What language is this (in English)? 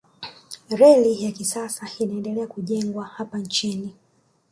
Swahili